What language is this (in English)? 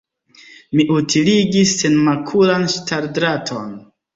Esperanto